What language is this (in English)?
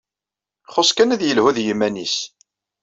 Kabyle